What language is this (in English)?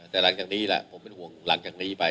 Thai